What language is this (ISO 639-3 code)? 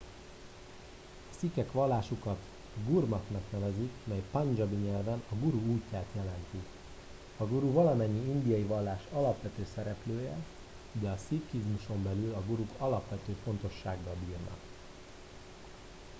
hun